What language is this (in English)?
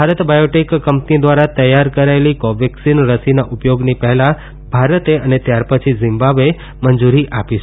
Gujarati